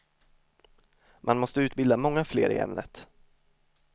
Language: Swedish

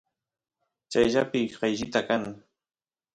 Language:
Santiago del Estero Quichua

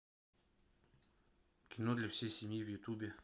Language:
Russian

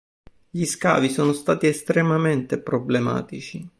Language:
Italian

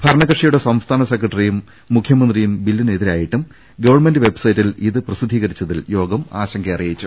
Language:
Malayalam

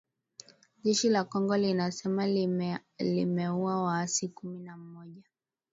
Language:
Swahili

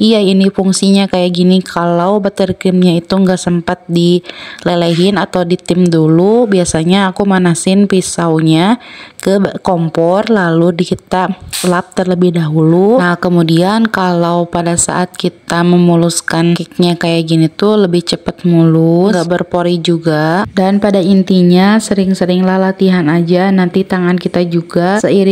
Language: Indonesian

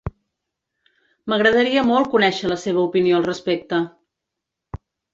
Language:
Catalan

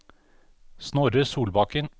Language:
Norwegian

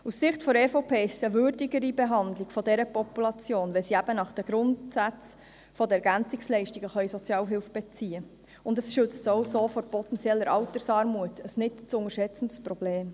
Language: Swiss German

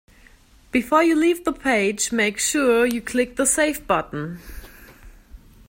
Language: English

